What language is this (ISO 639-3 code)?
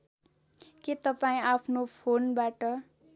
nep